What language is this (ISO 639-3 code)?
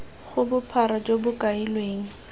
tsn